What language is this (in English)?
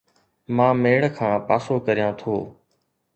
Sindhi